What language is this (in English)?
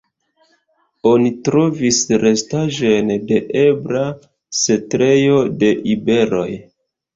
Esperanto